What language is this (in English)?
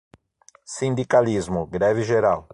Portuguese